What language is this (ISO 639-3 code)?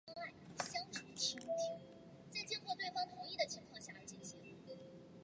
zho